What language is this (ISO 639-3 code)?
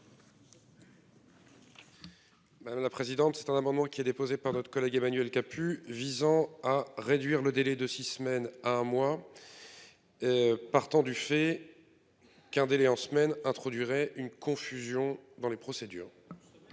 fra